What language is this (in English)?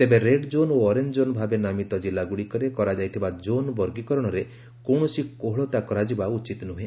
Odia